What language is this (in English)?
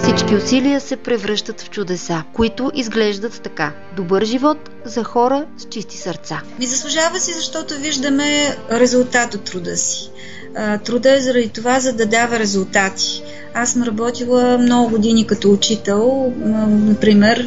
Bulgarian